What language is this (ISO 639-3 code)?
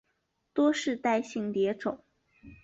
zho